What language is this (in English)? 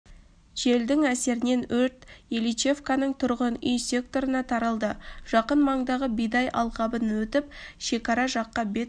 Kazakh